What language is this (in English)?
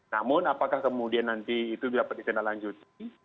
Indonesian